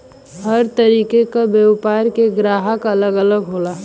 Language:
Bhojpuri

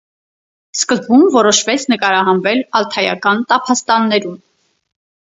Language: Armenian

